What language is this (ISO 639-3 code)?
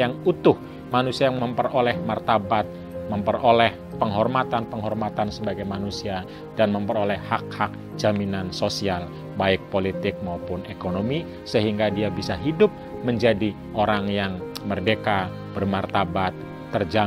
ind